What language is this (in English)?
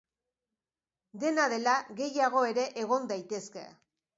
Basque